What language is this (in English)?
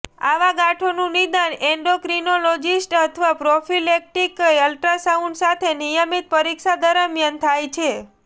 Gujarati